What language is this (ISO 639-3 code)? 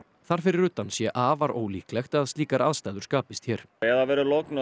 isl